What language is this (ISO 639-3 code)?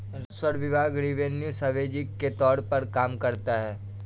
hin